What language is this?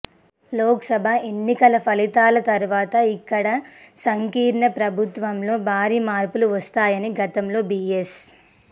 Telugu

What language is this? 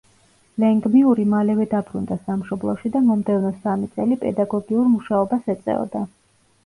Georgian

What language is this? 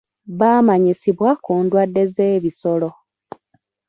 Ganda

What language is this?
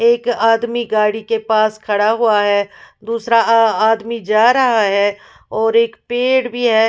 Hindi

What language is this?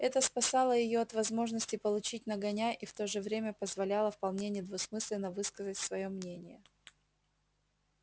Russian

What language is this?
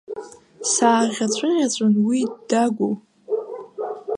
Abkhazian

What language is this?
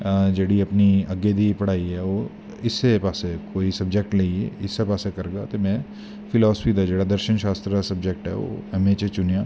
Dogri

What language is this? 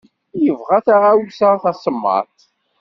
Kabyle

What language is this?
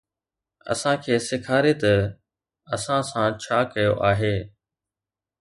Sindhi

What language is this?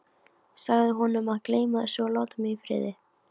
Icelandic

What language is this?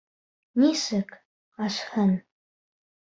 Bashkir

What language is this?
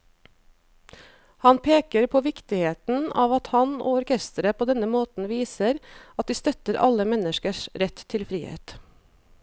Norwegian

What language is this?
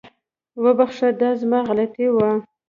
Pashto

